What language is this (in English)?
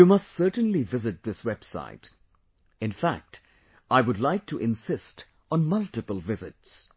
English